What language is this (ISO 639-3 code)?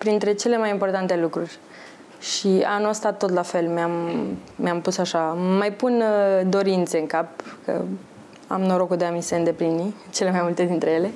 ron